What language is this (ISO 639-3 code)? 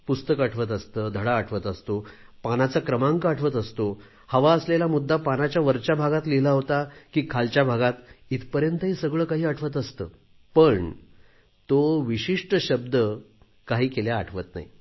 mar